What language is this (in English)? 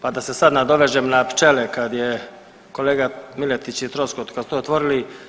Croatian